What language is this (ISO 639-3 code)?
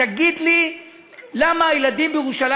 heb